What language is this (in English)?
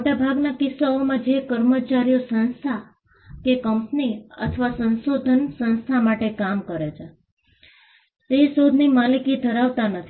Gujarati